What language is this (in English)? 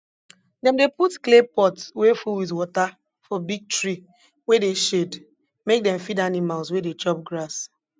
Nigerian Pidgin